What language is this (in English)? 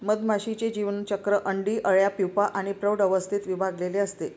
Marathi